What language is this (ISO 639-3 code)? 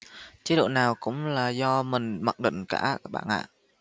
vie